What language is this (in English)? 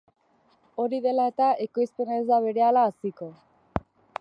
Basque